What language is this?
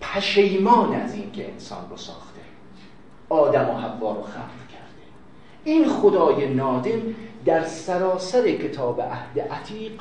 Persian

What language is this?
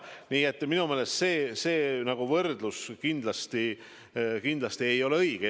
Estonian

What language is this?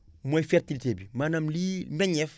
Wolof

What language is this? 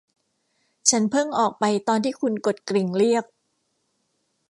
Thai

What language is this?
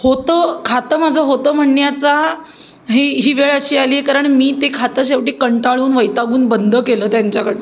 Marathi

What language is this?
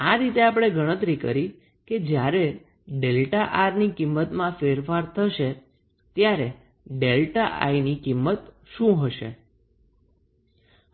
Gujarati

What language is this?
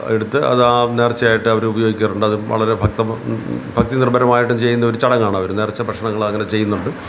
Malayalam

